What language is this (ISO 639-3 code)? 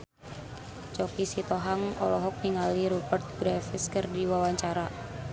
sun